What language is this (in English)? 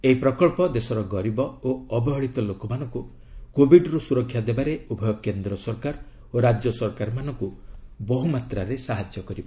Odia